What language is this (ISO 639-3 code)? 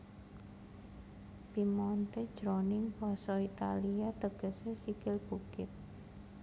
jav